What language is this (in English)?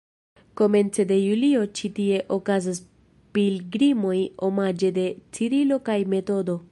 Esperanto